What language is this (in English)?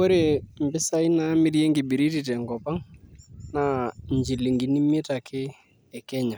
Masai